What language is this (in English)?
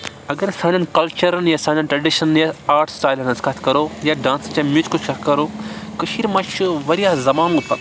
Kashmiri